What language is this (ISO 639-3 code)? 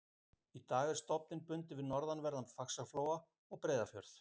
isl